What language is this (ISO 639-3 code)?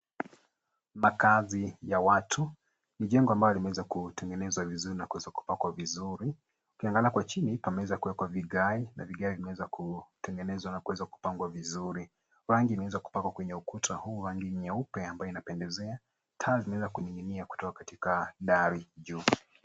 swa